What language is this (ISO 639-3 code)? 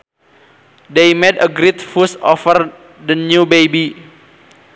sun